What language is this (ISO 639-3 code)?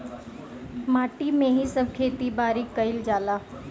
bho